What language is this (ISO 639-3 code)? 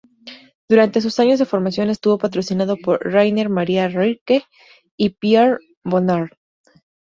spa